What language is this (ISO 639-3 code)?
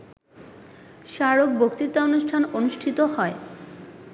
ben